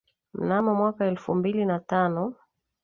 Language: Swahili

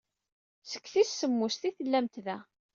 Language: Kabyle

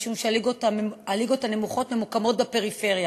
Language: Hebrew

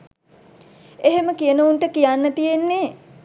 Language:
Sinhala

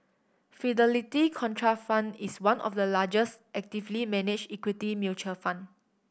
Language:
English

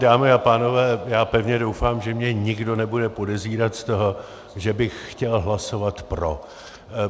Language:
Czech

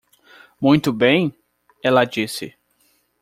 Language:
Portuguese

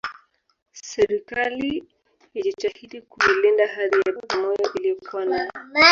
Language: Swahili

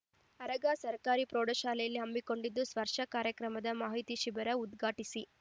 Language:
Kannada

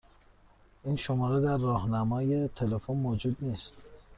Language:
Persian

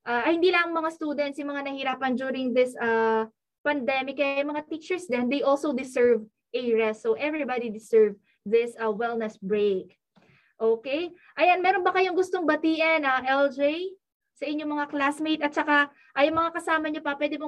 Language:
Filipino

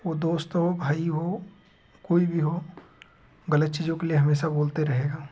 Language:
Hindi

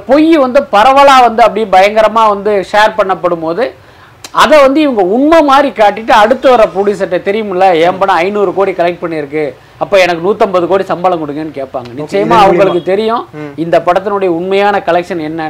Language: Tamil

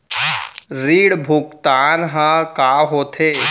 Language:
Chhattisgarhi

